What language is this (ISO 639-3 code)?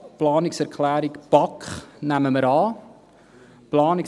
gsw